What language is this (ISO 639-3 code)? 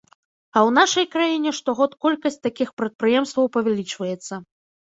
bel